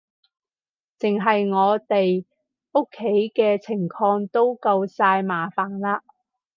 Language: Cantonese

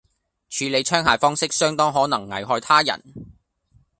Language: Cantonese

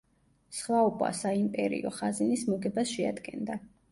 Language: Georgian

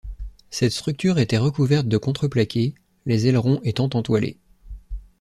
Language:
French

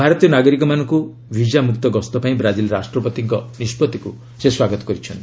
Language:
Odia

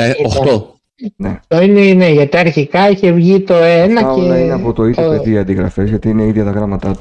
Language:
Greek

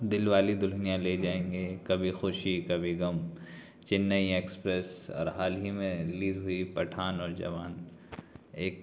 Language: Urdu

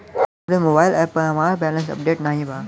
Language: Bhojpuri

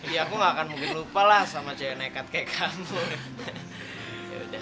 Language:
Indonesian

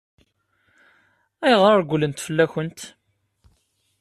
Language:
Kabyle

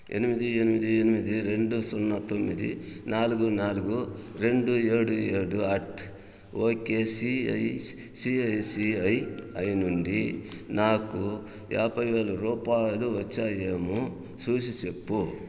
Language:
Telugu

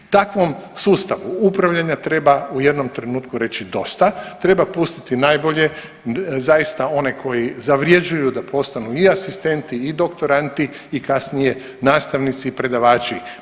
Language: Croatian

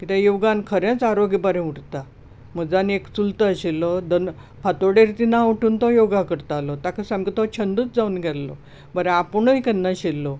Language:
Konkani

